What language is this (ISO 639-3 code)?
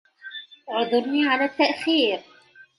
ara